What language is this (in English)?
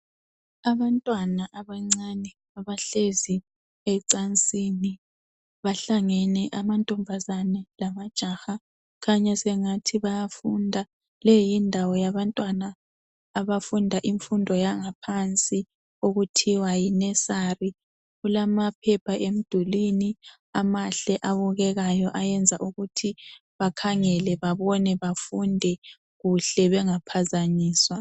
North Ndebele